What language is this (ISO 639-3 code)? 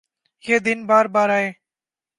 urd